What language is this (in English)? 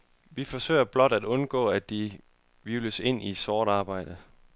Danish